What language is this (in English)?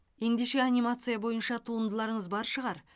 Kazakh